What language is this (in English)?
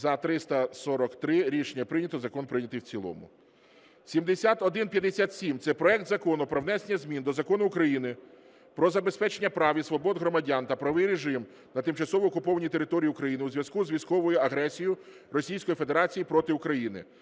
Ukrainian